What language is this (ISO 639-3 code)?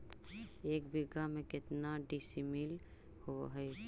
mag